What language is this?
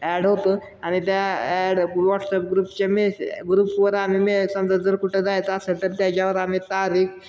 Marathi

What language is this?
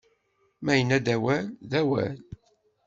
Kabyle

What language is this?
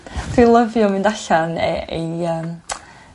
Welsh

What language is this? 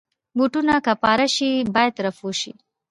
Pashto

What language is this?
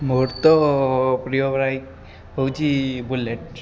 Odia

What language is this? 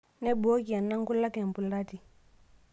Masai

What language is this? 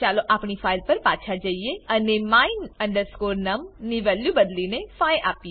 Gujarati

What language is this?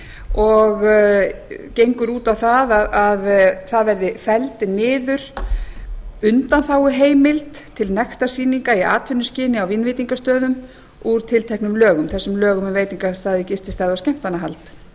Icelandic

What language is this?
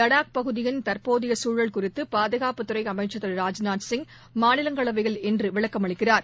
Tamil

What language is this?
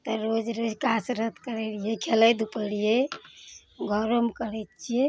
Maithili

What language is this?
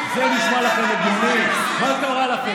Hebrew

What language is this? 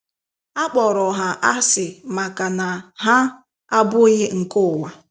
Igbo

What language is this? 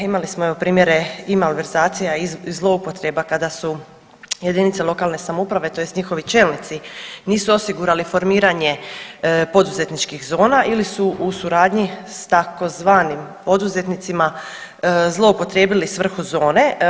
Croatian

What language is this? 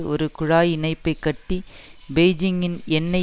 Tamil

